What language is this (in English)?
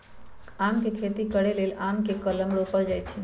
Magahi